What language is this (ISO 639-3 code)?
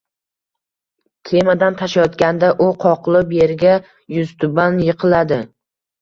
uzb